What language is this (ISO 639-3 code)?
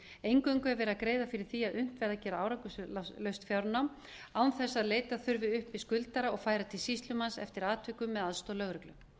isl